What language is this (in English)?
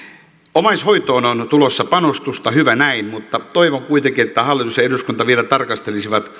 Finnish